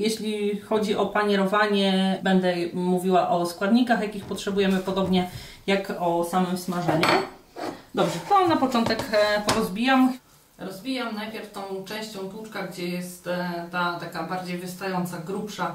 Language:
Polish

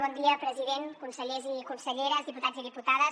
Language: Catalan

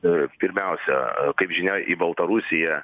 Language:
Lithuanian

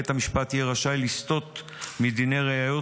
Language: Hebrew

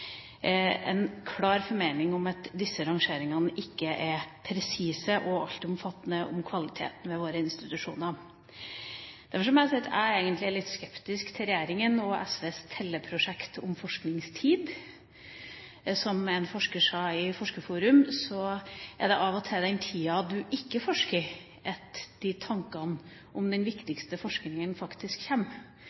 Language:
Norwegian Bokmål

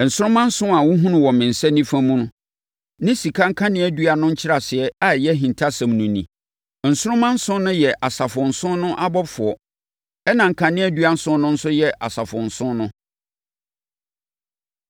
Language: Akan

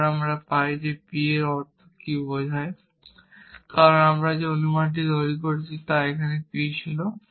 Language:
Bangla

